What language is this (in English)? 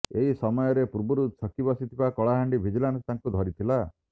Odia